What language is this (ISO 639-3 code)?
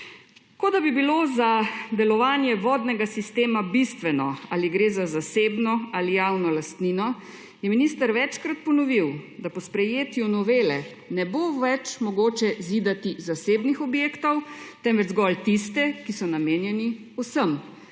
slv